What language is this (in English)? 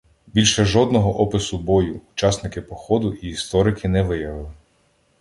Ukrainian